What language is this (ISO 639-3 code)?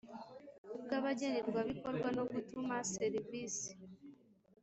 kin